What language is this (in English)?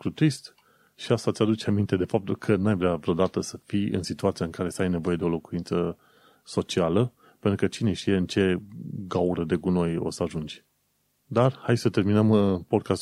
Romanian